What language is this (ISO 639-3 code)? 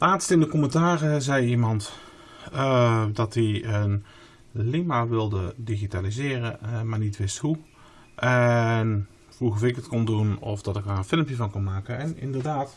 nld